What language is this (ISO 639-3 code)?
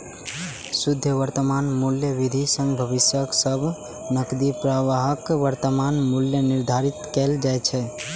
mai